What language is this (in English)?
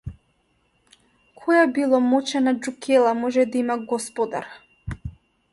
Macedonian